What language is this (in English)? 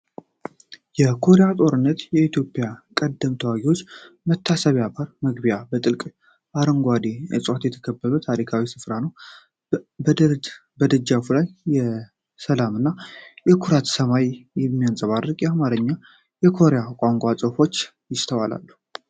Amharic